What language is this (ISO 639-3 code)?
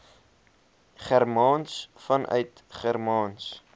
afr